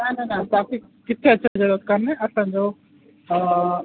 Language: Sindhi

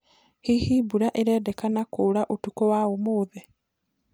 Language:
Kikuyu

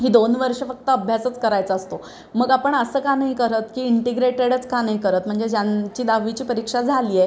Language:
Marathi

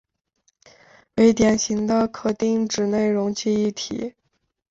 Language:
Chinese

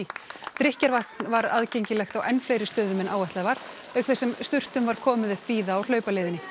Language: Icelandic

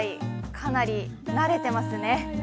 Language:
Japanese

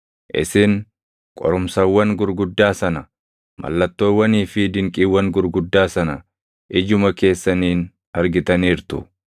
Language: Oromo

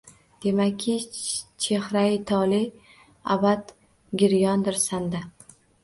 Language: Uzbek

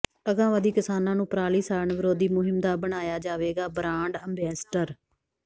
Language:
Punjabi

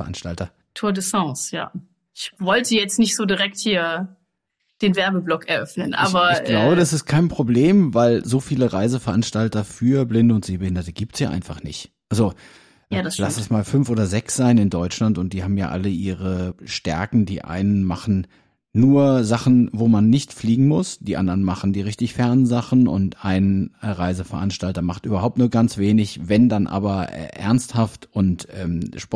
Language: German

